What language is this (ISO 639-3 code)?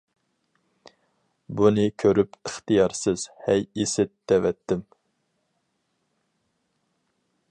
uig